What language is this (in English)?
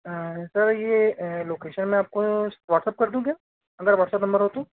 Hindi